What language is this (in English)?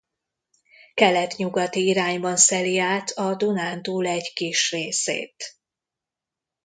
Hungarian